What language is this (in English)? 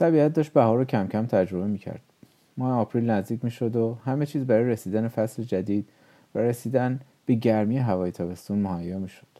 Persian